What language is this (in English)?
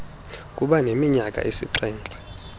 Xhosa